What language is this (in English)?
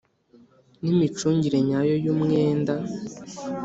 Kinyarwanda